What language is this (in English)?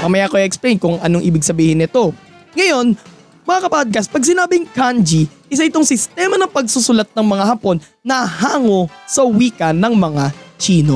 Filipino